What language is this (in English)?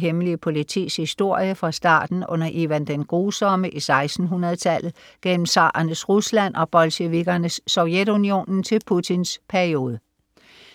Danish